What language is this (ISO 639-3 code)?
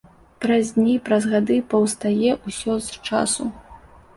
bel